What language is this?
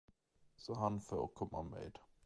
Swedish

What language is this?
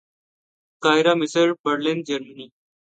Urdu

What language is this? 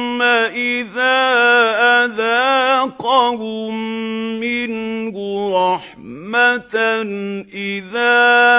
Arabic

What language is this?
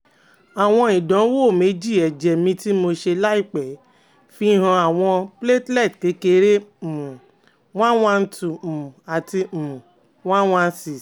Yoruba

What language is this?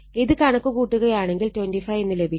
Malayalam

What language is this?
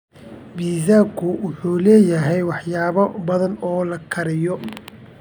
Somali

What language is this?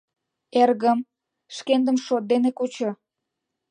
Mari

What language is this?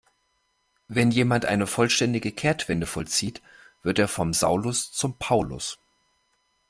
German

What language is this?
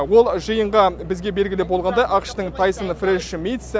Kazakh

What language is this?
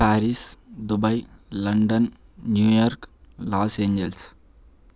Telugu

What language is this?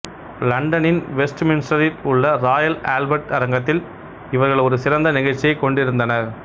Tamil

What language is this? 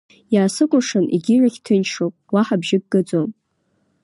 Abkhazian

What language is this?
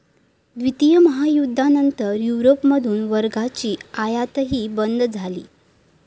Marathi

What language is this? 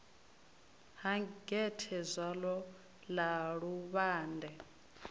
Venda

